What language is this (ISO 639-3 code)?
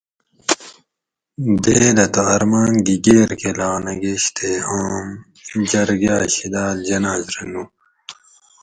gwc